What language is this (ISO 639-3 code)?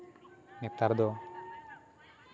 sat